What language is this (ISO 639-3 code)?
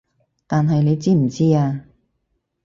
yue